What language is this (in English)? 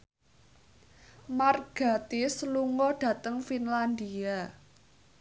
Javanese